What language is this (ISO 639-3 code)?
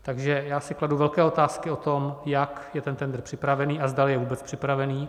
ces